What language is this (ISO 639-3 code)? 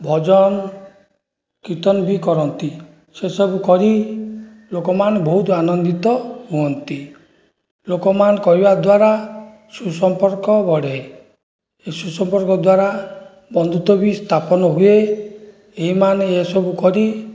ori